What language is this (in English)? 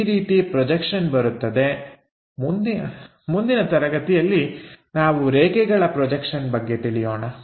Kannada